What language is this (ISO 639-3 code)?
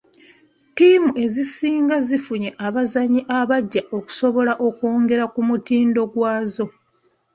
lug